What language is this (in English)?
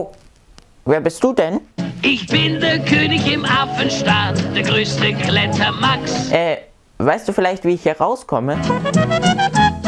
German